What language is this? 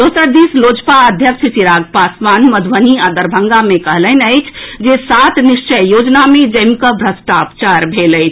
Maithili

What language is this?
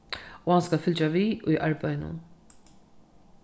Faroese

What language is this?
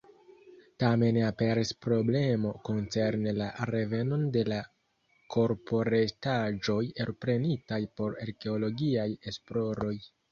Esperanto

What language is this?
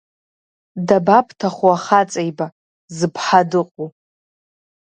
Abkhazian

